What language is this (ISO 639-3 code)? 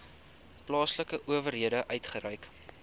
afr